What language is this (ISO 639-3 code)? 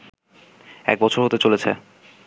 ben